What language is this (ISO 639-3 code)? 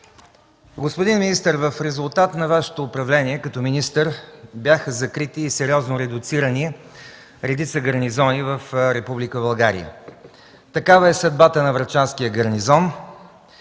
bul